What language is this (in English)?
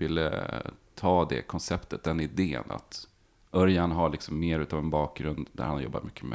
Swedish